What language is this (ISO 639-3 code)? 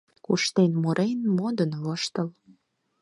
chm